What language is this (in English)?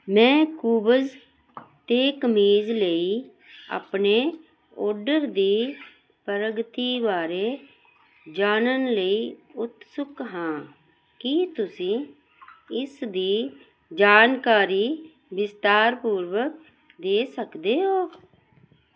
Punjabi